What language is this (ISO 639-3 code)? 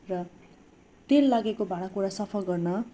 nep